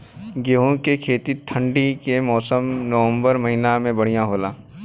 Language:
Bhojpuri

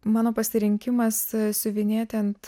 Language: Lithuanian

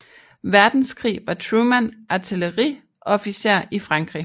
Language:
Danish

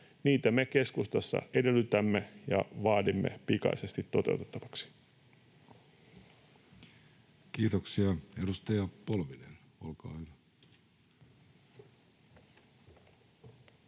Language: Finnish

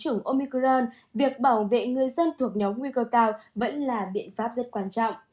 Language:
Vietnamese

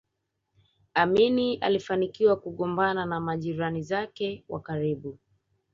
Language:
Swahili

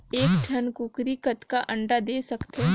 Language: Chhattisgarhi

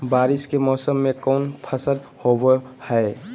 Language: Magahi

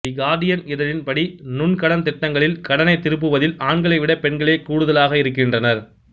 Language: Tamil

